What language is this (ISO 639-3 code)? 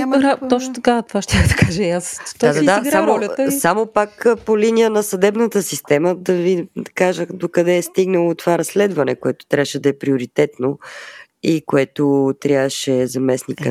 bul